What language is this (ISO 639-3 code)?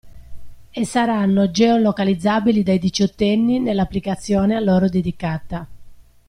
ita